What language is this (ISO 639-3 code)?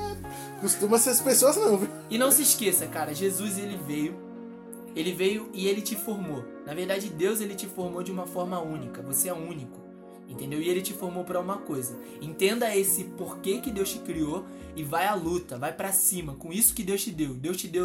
por